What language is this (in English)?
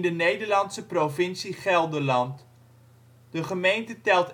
Dutch